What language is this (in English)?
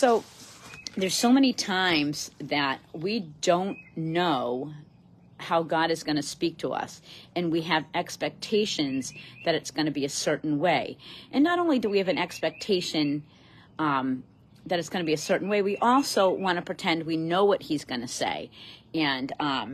English